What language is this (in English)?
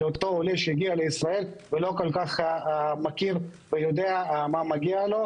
Hebrew